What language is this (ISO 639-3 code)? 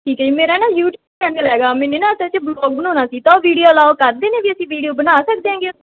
pan